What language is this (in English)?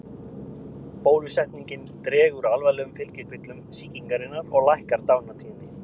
Icelandic